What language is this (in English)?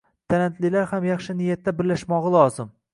Uzbek